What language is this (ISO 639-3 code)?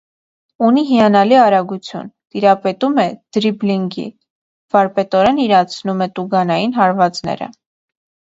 hye